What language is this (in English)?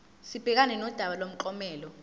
Zulu